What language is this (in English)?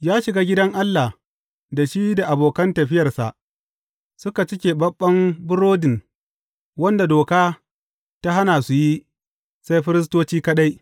Hausa